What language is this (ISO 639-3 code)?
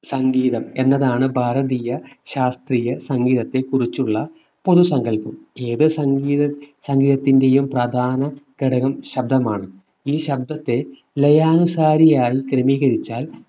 mal